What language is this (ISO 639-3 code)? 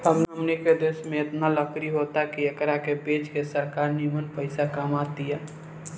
bho